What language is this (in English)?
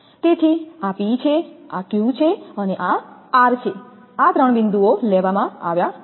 Gujarati